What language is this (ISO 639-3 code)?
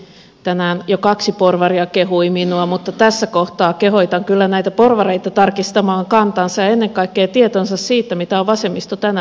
fin